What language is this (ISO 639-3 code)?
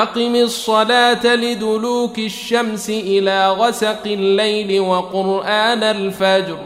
ara